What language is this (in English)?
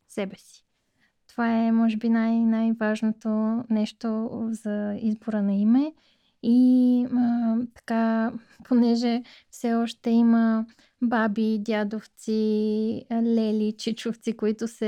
Bulgarian